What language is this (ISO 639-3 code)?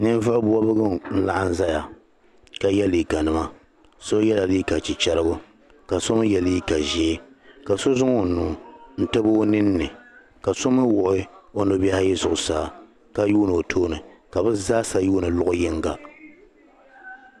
dag